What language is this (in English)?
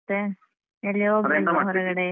Kannada